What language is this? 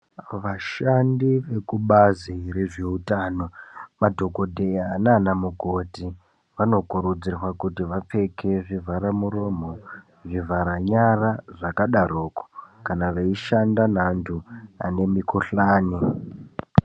Ndau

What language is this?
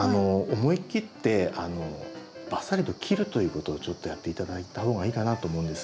Japanese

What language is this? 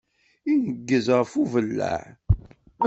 Kabyle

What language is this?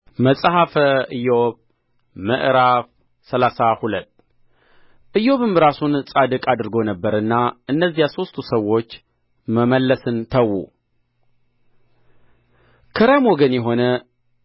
Amharic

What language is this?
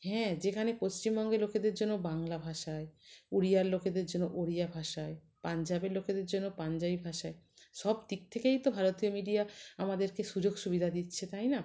Bangla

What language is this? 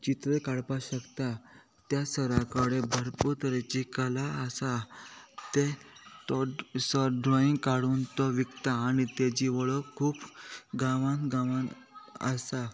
Konkani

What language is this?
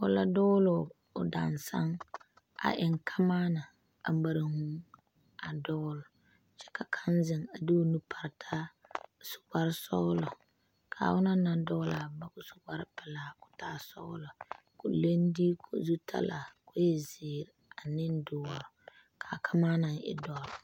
Southern Dagaare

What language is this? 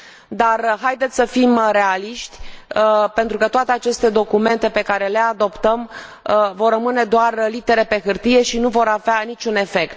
Romanian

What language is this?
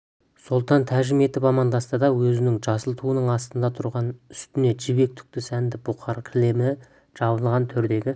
Kazakh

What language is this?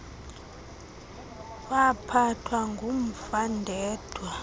Xhosa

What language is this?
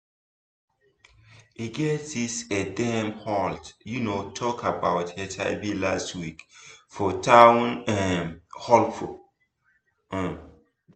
Nigerian Pidgin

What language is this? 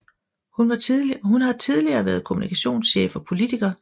Danish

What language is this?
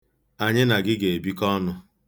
Igbo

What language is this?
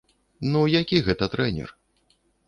Belarusian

